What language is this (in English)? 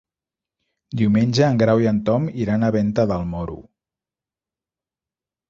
Catalan